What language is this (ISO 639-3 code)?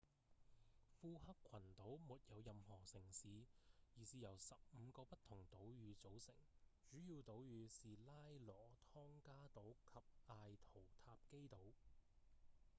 yue